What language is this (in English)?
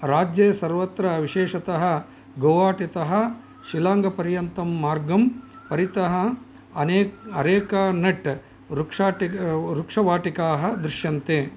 Sanskrit